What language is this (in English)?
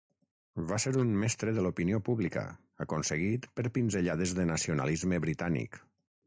Catalan